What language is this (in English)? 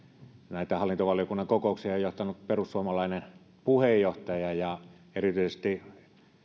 Finnish